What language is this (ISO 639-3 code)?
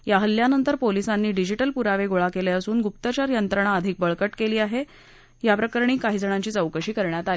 mar